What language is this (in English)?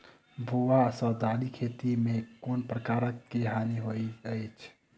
Maithili